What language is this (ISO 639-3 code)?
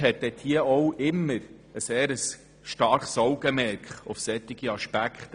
gsw